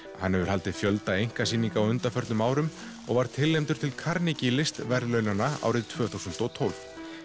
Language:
Icelandic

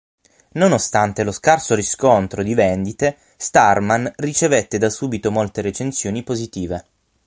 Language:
Italian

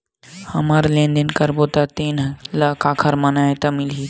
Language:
Chhattisgarhi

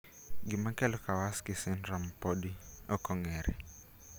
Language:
Luo (Kenya and Tanzania)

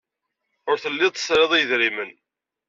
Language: Kabyle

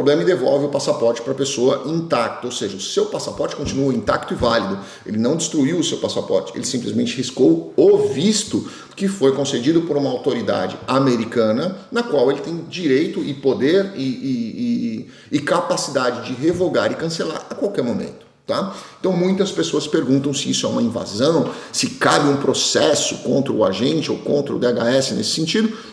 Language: Portuguese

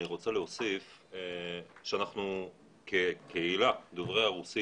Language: Hebrew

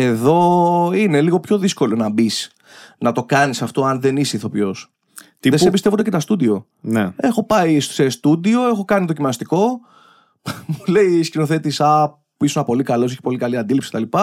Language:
Greek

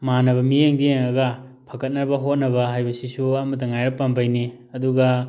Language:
Manipuri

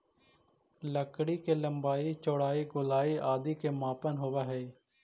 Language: Magahi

